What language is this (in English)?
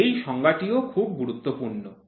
Bangla